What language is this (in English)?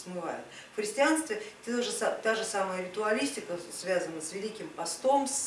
Russian